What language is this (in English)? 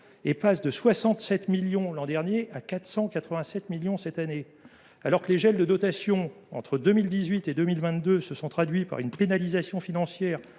French